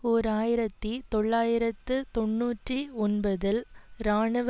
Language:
Tamil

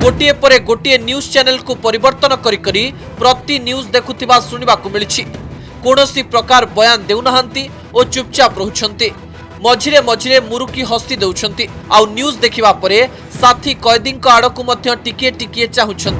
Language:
Hindi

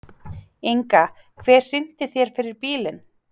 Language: Icelandic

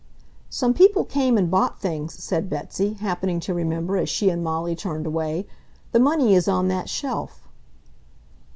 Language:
English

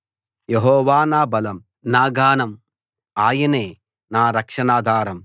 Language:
Telugu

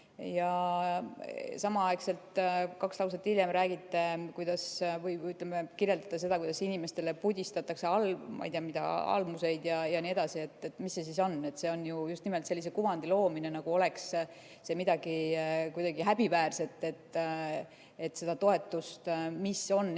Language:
Estonian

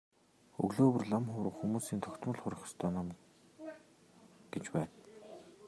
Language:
Mongolian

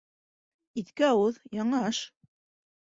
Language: Bashkir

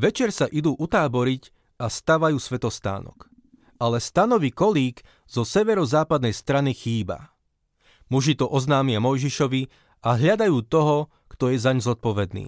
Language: Slovak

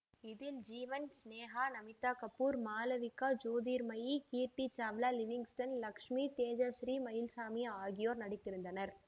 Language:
Tamil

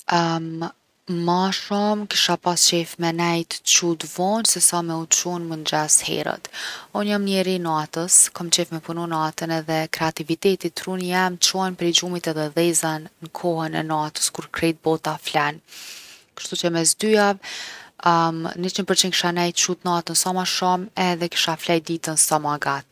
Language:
Gheg Albanian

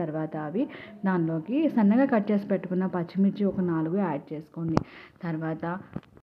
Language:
Hindi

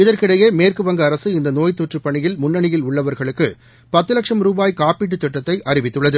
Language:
Tamil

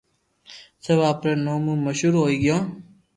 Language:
Loarki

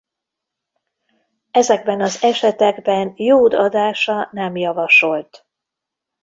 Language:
Hungarian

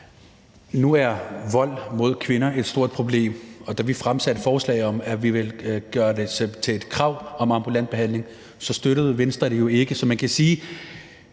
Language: Danish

